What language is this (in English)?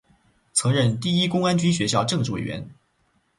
Chinese